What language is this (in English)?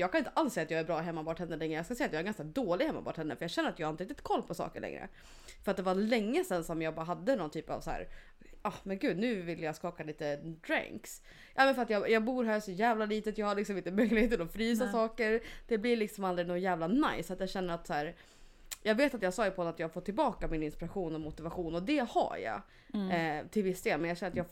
Swedish